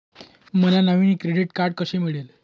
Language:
Marathi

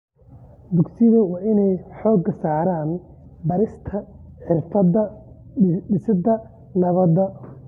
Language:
Somali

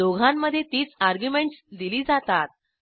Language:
Marathi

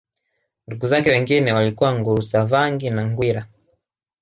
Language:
Swahili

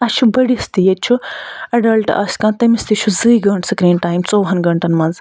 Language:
Kashmiri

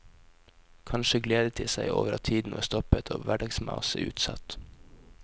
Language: Norwegian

